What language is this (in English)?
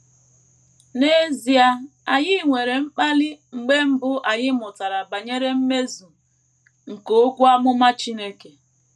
Igbo